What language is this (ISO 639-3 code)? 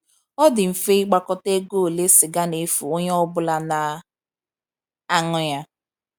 ibo